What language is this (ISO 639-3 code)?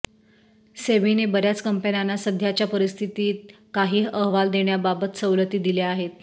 mar